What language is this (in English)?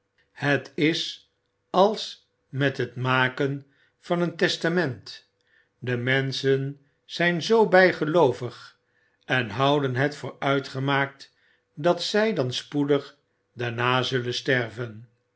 Dutch